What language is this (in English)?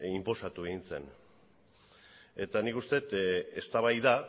Basque